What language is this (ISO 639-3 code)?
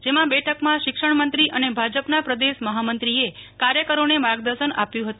guj